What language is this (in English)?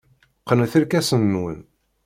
Kabyle